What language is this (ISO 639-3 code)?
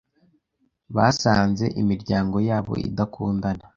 kin